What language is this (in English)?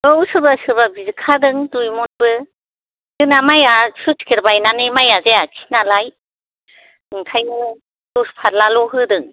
Bodo